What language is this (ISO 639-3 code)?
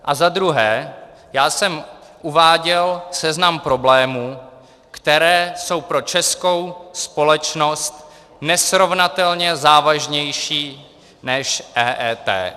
ces